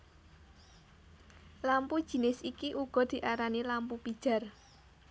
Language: Javanese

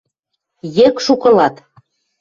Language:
Western Mari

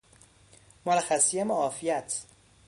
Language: Persian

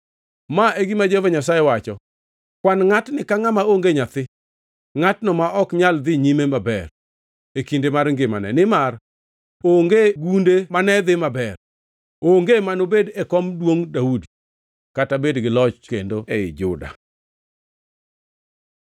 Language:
Luo (Kenya and Tanzania)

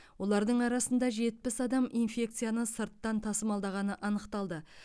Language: Kazakh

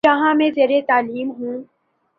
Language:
Urdu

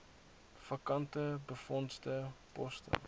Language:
Afrikaans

